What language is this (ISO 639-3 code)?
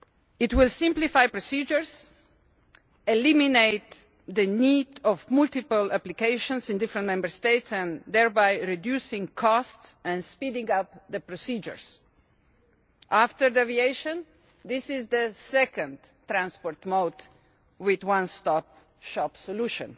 eng